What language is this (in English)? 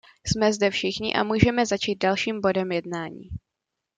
Czech